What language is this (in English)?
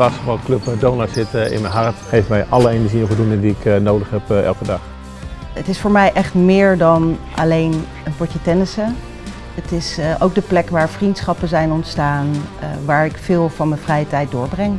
Dutch